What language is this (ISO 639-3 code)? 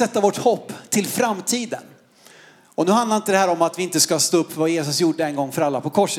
swe